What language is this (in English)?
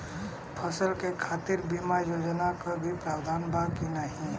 Bhojpuri